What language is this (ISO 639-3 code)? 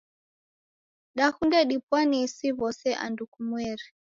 dav